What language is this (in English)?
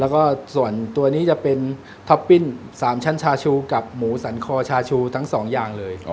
Thai